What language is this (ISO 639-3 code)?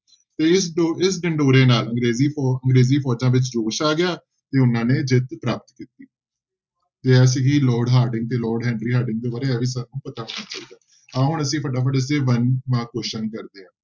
pan